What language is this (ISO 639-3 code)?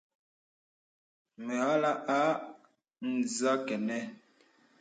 beb